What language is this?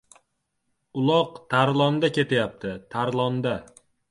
Uzbek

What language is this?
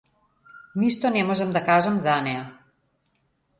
Macedonian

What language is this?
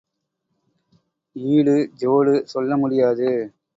Tamil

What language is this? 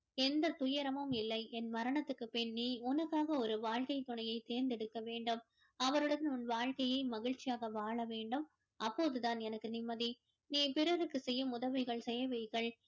Tamil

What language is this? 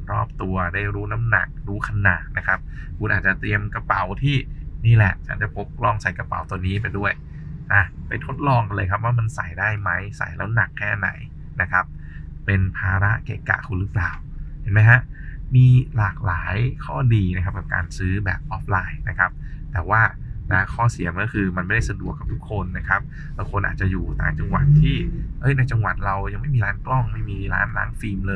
Thai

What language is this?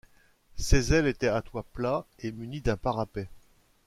French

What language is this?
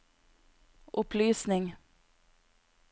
Norwegian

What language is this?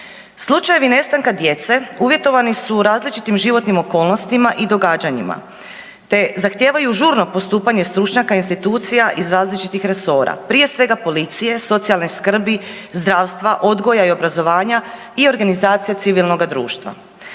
Croatian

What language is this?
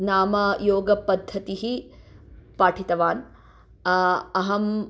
Sanskrit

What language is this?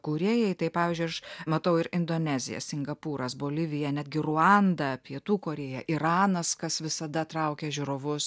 Lithuanian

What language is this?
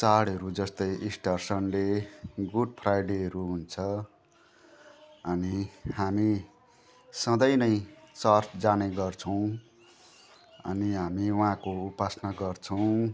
Nepali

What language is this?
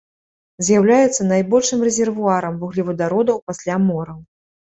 Belarusian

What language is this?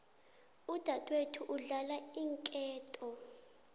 South Ndebele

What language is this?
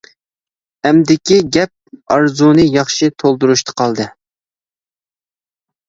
Uyghur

